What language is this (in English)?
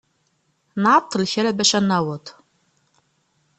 Kabyle